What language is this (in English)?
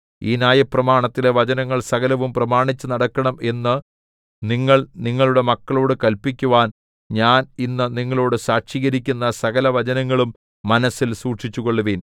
Malayalam